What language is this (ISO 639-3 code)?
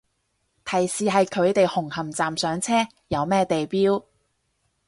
yue